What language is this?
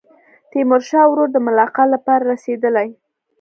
Pashto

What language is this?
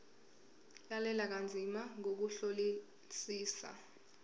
Zulu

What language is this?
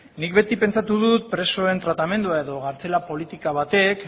Basque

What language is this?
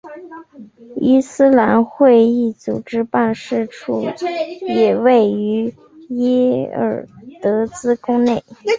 Chinese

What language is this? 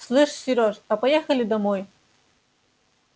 Russian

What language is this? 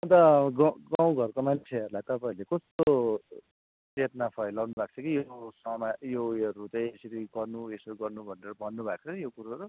Nepali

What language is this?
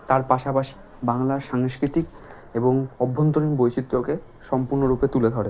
Bangla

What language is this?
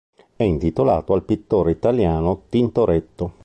Italian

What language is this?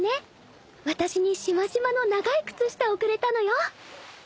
Japanese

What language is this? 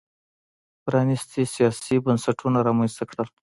Pashto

